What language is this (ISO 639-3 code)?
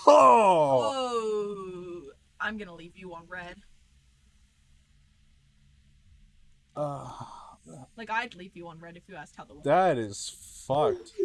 eng